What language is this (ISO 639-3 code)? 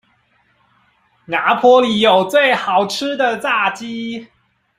zho